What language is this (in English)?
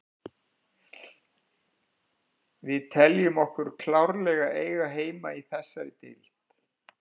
Icelandic